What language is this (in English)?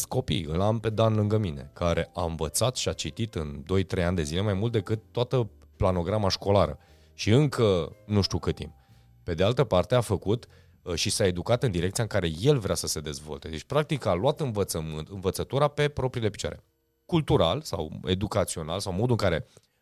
Romanian